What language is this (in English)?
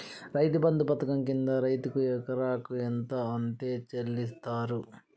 Telugu